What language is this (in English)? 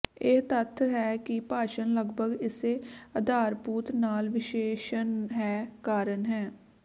Punjabi